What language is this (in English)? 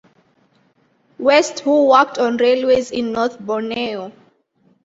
English